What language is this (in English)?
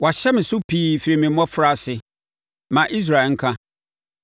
Akan